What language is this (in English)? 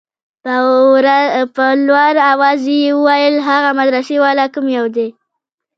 Pashto